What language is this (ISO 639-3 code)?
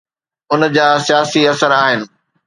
snd